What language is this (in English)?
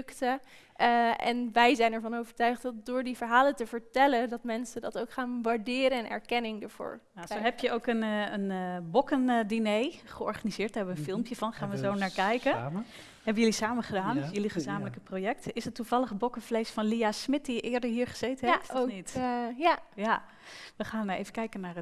Dutch